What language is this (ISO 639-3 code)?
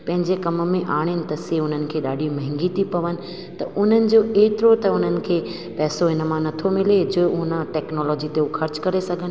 snd